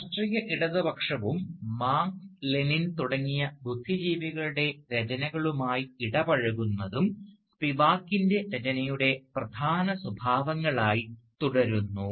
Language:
Malayalam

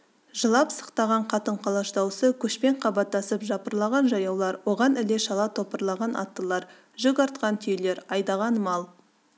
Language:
Kazakh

